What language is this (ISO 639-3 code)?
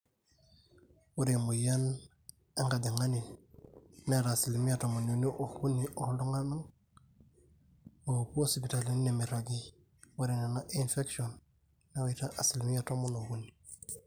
mas